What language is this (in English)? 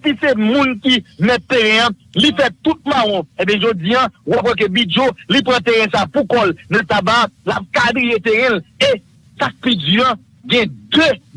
French